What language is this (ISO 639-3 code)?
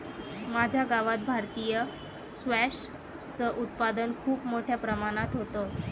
mar